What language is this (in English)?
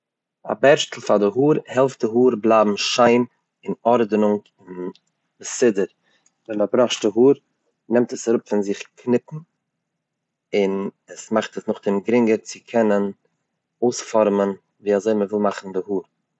Yiddish